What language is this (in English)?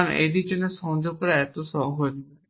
Bangla